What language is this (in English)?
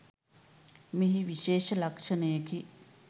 Sinhala